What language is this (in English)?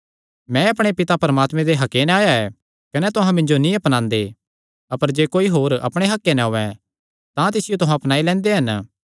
Kangri